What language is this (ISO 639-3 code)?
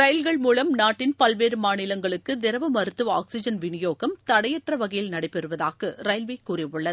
tam